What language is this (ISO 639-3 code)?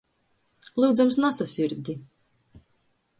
ltg